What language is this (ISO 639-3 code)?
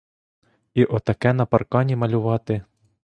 ukr